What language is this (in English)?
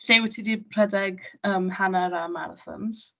Welsh